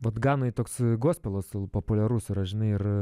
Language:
Lithuanian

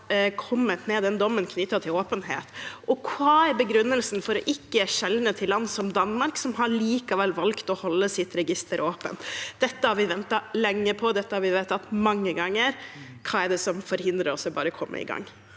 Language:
Norwegian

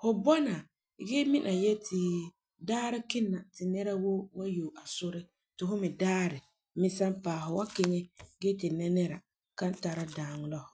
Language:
Frafra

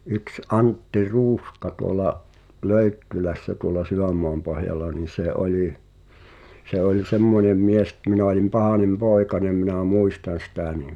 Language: Finnish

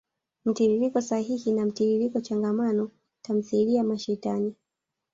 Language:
Swahili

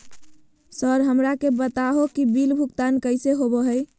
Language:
Magahi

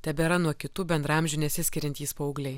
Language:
Lithuanian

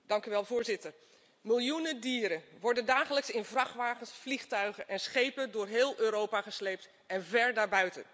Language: Dutch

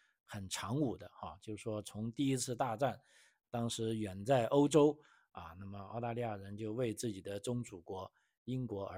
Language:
Chinese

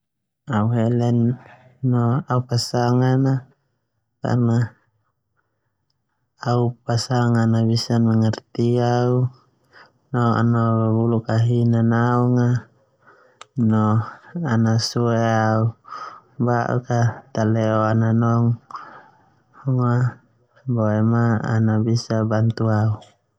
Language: Termanu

